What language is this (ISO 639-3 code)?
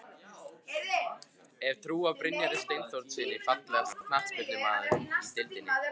isl